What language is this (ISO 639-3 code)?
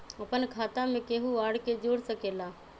mag